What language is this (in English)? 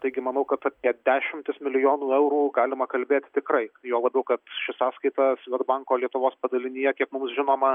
Lithuanian